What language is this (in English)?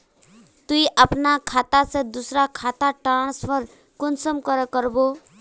Magahi